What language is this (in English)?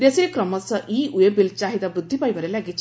Odia